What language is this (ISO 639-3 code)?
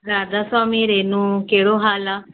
snd